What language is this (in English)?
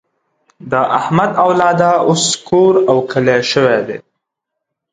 Pashto